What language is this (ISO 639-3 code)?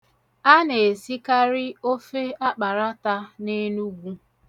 ibo